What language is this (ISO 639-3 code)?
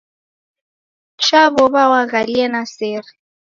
dav